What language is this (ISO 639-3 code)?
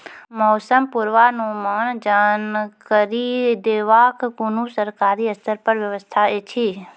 mai